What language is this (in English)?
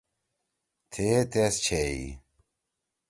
Torwali